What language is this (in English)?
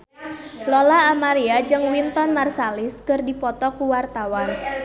Sundanese